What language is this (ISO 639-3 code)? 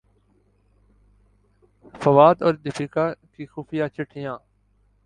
urd